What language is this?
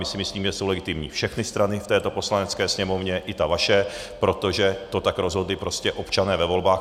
Czech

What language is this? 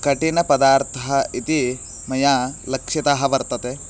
Sanskrit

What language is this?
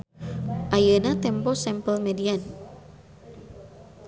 Sundanese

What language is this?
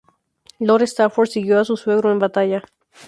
Spanish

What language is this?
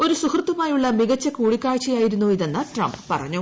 Malayalam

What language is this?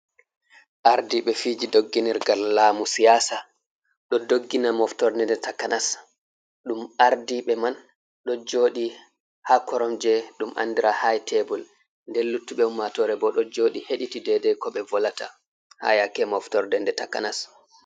Fula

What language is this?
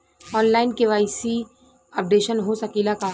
Bhojpuri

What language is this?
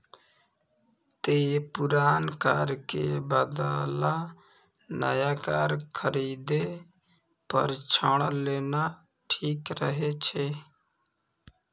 Maithili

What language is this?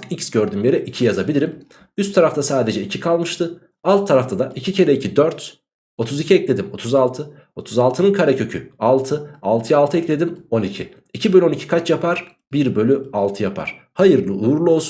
Turkish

